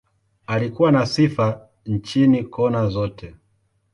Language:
Swahili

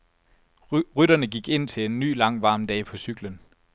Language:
Danish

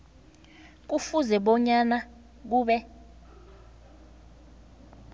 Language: South Ndebele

